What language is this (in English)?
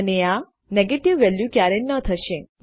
Gujarati